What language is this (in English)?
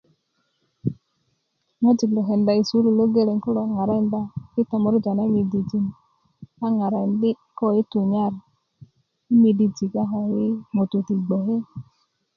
Kuku